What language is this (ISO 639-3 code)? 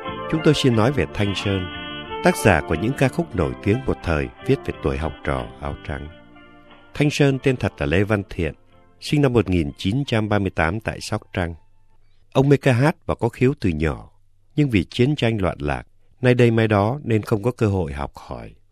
vie